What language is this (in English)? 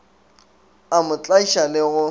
Northern Sotho